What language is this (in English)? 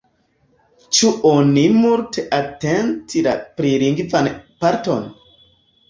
Esperanto